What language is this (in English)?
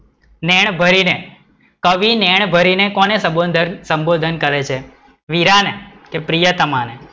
Gujarati